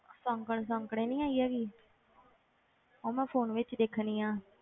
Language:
Punjabi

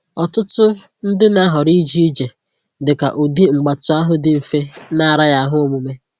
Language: Igbo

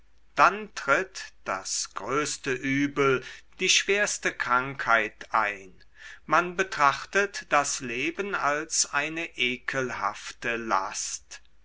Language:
German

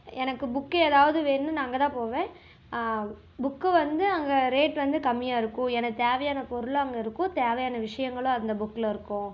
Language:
Tamil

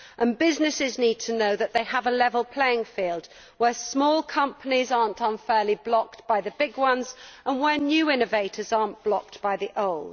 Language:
English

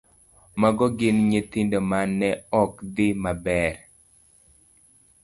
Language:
Luo (Kenya and Tanzania)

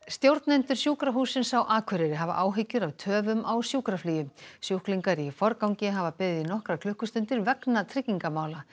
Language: Icelandic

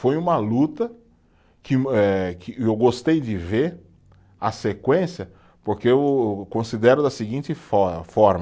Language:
Portuguese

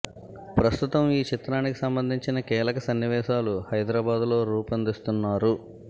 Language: Telugu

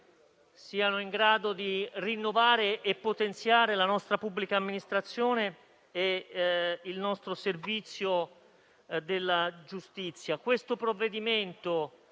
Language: Italian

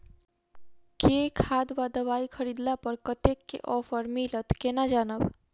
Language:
Maithili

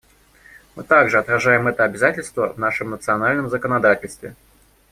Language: Russian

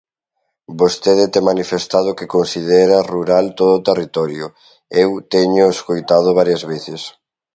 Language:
Galician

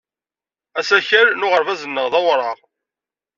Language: Kabyle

